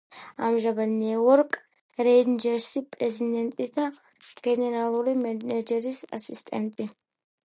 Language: Georgian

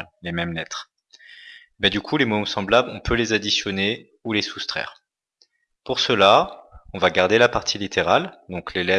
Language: French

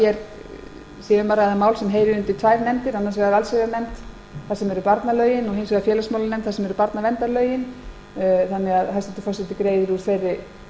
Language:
Icelandic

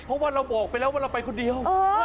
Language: Thai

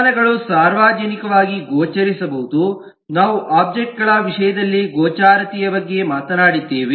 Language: Kannada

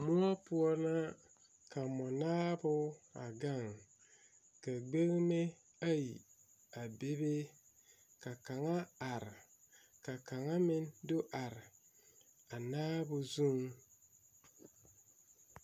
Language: Southern Dagaare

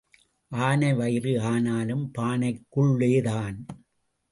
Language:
Tamil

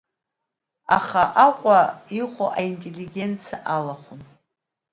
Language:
Abkhazian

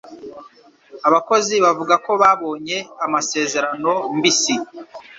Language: Kinyarwanda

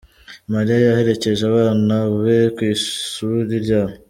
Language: Kinyarwanda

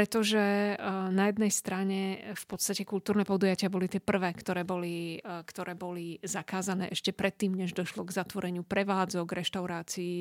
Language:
Slovak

